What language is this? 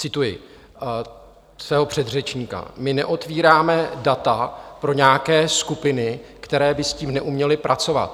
Czech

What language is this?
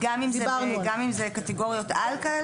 Hebrew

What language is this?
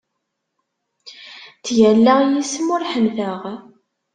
Kabyle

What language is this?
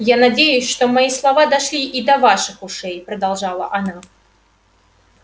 Russian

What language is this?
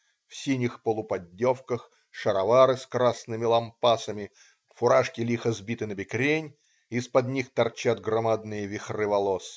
Russian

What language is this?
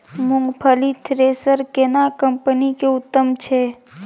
Maithili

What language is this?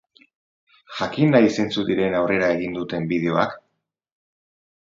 Basque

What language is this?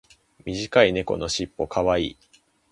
Japanese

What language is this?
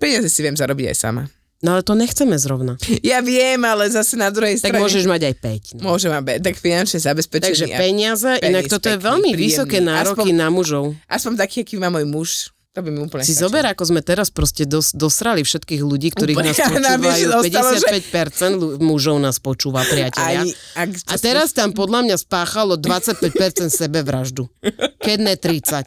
Slovak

